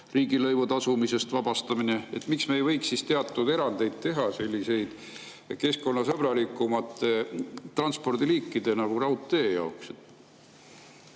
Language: Estonian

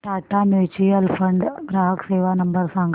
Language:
Marathi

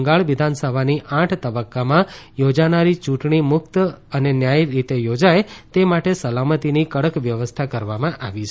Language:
Gujarati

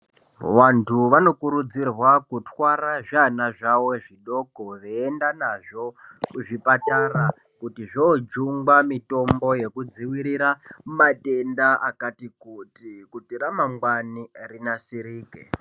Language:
Ndau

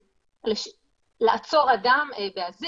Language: Hebrew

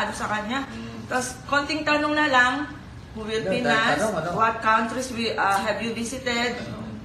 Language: Filipino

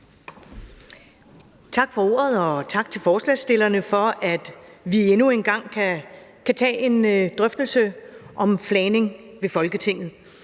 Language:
Danish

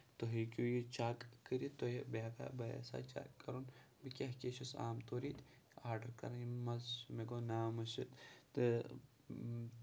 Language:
Kashmiri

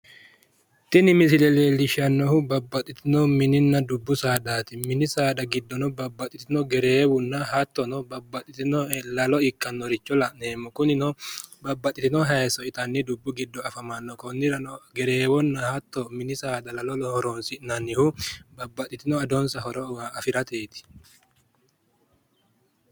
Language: Sidamo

